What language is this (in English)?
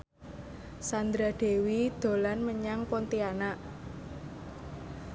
Javanese